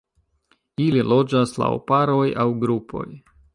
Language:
Esperanto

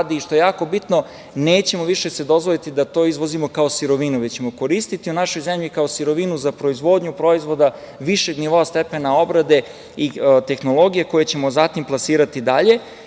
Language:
Serbian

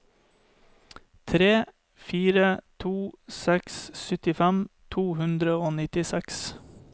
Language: Norwegian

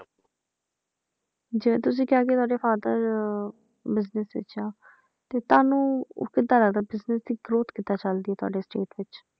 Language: Punjabi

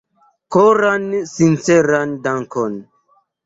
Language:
Esperanto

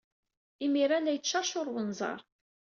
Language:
Kabyle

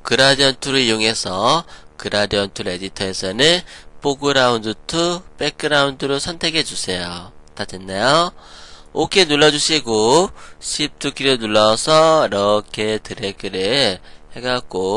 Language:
Korean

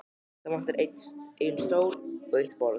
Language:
Icelandic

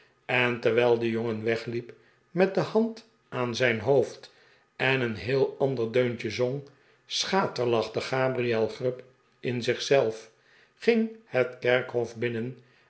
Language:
Dutch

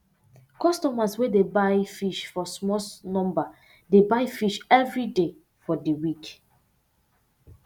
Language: Nigerian Pidgin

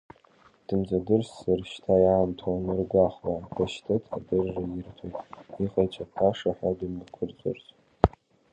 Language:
Abkhazian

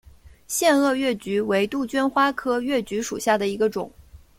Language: Chinese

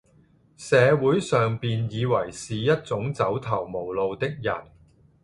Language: Cantonese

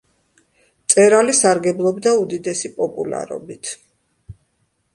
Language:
Georgian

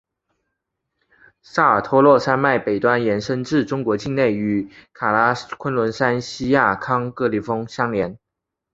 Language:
Chinese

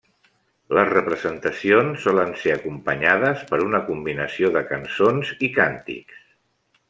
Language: Catalan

